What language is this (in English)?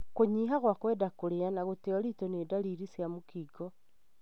Kikuyu